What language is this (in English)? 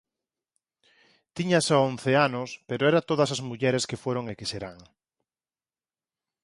Galician